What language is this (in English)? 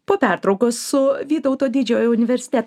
Lithuanian